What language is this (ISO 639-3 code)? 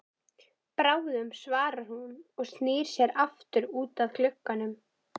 isl